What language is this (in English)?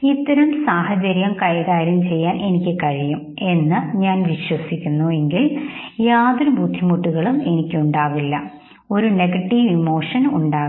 Malayalam